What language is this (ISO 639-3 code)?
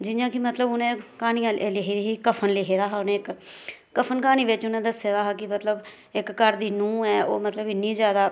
doi